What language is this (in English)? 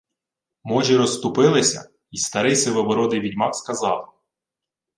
Ukrainian